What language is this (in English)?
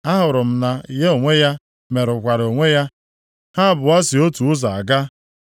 Igbo